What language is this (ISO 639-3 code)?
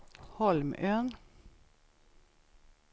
swe